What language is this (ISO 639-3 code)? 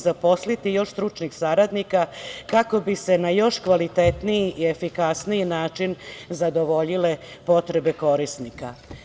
srp